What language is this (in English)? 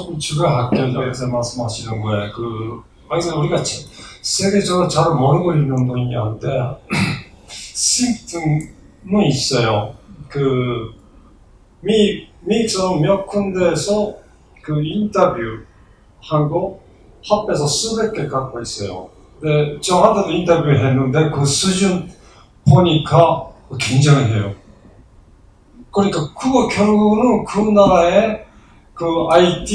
Korean